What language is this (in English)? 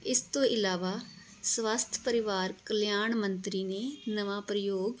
Punjabi